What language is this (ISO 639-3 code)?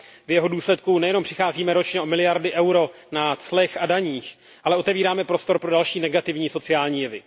ces